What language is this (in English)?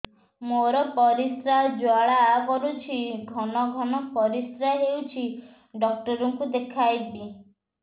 Odia